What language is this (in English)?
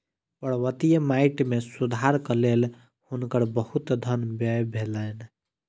Maithili